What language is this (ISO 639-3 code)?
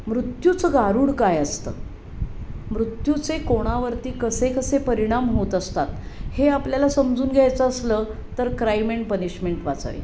mar